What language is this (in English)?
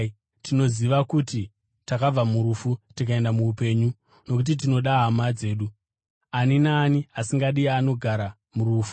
Shona